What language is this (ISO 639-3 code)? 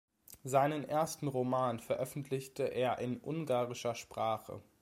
deu